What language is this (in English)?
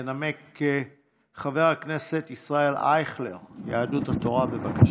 Hebrew